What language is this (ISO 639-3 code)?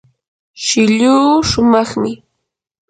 qur